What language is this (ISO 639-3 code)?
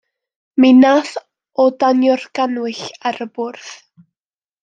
cym